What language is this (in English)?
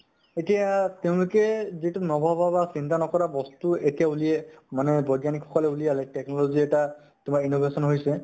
Assamese